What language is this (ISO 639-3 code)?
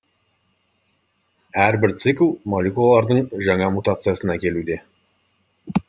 kaz